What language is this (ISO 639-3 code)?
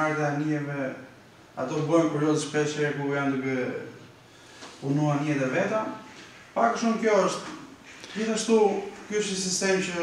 ron